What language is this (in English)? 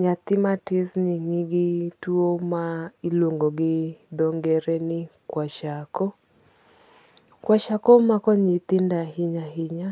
Luo (Kenya and Tanzania)